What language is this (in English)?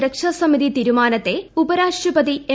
Malayalam